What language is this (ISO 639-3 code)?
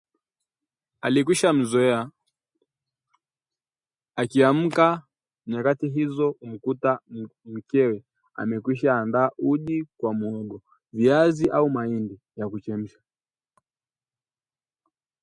swa